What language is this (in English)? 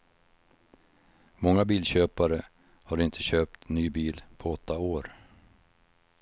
Swedish